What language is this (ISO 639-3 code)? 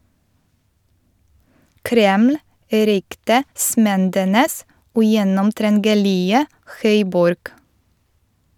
nor